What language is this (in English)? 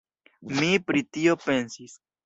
Esperanto